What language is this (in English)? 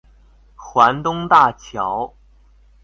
Chinese